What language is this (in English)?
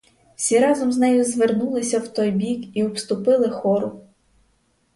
Ukrainian